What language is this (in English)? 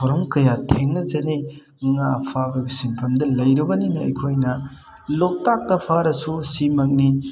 Manipuri